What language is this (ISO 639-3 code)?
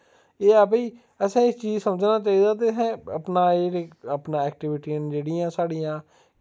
doi